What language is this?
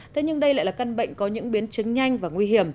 Vietnamese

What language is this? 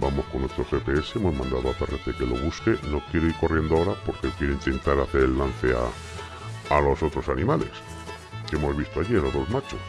Spanish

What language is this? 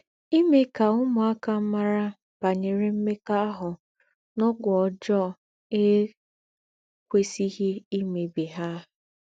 Igbo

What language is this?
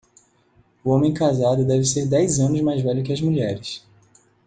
Portuguese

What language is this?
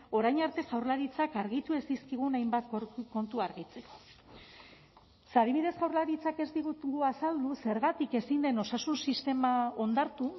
Basque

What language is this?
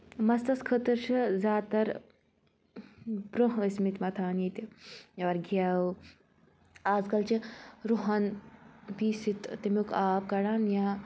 Kashmiri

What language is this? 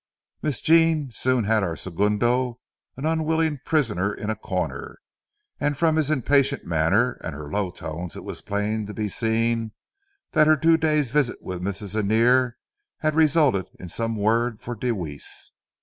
English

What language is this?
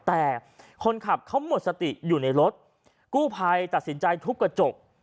Thai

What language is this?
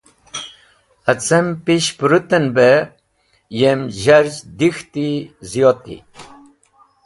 Wakhi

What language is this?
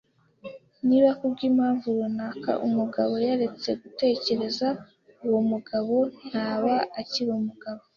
Kinyarwanda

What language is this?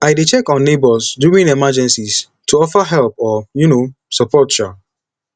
Nigerian Pidgin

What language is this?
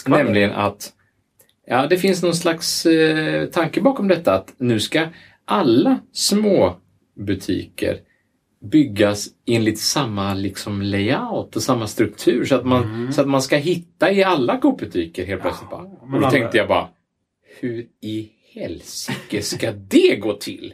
Swedish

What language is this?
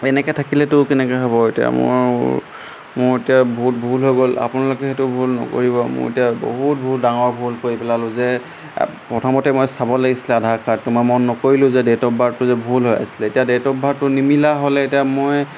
Assamese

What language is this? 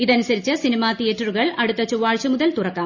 Malayalam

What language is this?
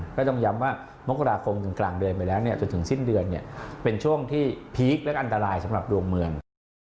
Thai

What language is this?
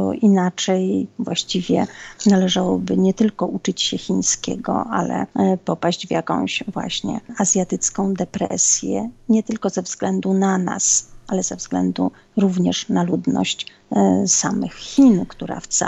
Polish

